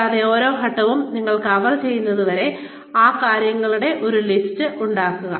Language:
Malayalam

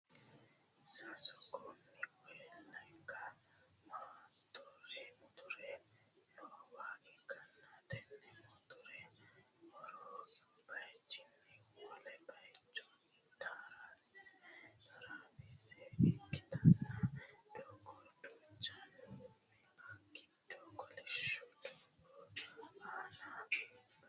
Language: Sidamo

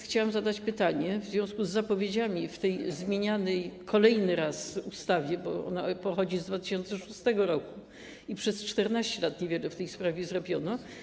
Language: Polish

